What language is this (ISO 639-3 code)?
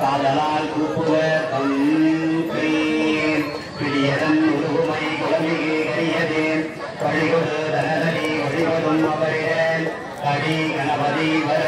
tam